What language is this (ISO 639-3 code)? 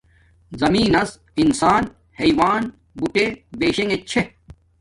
dmk